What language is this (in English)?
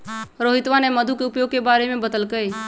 Magahi